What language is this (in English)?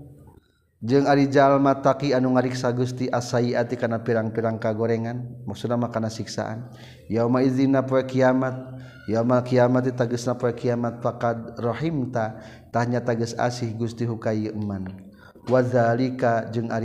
Malay